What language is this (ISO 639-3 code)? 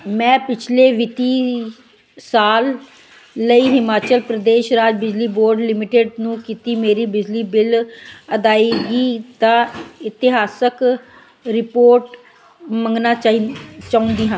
pan